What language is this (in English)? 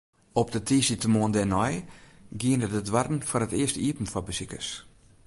Western Frisian